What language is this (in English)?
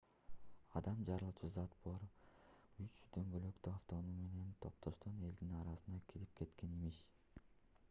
Kyrgyz